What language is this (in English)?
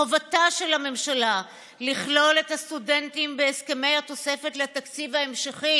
Hebrew